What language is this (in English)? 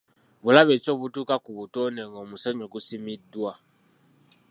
Ganda